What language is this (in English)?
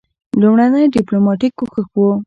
Pashto